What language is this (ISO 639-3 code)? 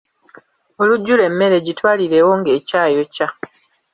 lug